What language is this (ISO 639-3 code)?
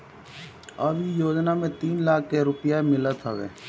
bho